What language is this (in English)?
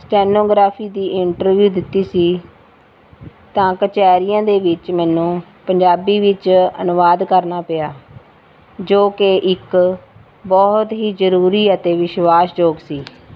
Punjabi